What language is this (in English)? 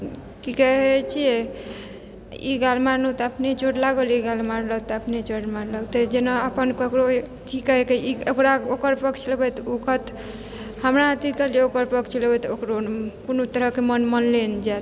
Maithili